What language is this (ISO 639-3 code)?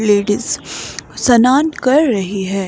hin